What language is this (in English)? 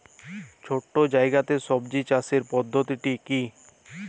Bangla